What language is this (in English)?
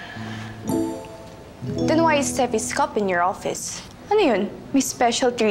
Filipino